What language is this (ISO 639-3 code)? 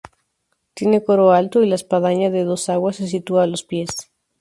spa